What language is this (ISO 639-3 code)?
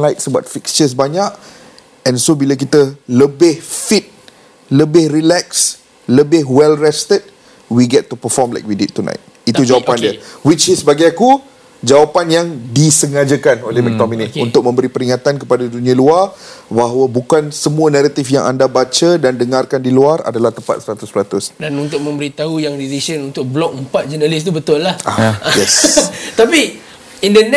msa